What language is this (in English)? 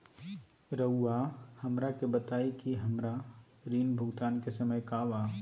Magahi